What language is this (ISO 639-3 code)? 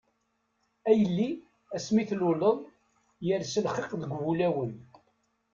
kab